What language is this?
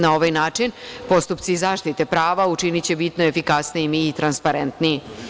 Serbian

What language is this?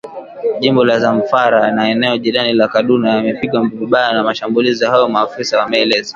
Swahili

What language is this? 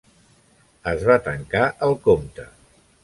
Catalan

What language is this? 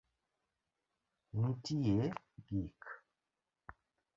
Luo (Kenya and Tanzania)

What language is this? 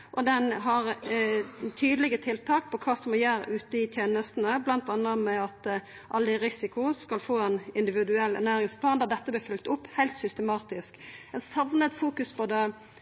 Norwegian Nynorsk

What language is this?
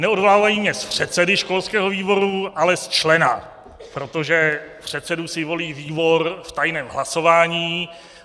Czech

